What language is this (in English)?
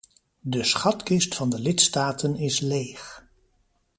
Dutch